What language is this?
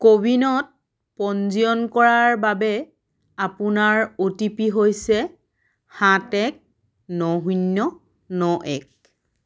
Assamese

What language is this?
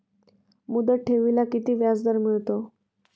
Marathi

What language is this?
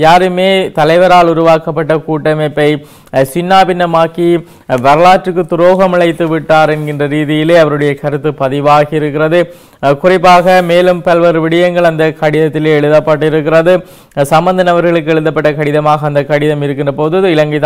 English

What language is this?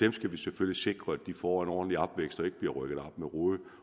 Danish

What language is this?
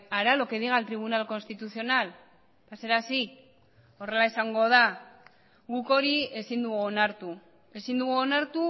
Basque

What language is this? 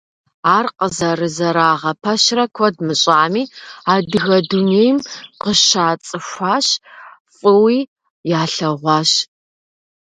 Kabardian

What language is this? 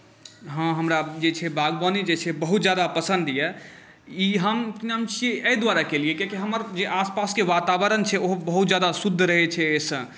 Maithili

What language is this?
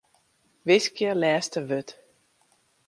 Western Frisian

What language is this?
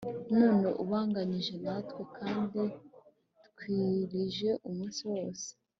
Kinyarwanda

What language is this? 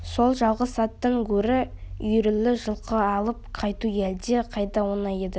Kazakh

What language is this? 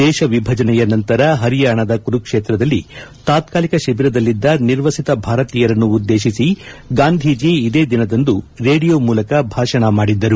Kannada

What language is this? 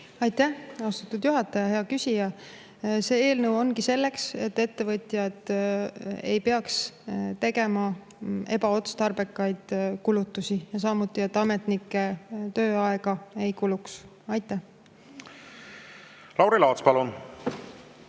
Estonian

